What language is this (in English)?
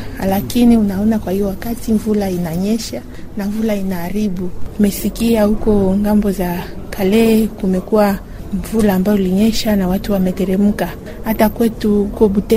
Swahili